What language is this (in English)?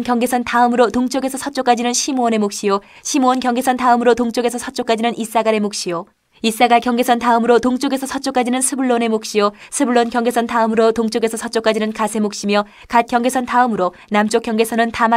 Korean